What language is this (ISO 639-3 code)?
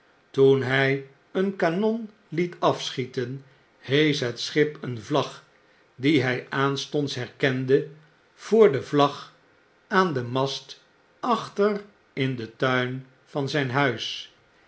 nld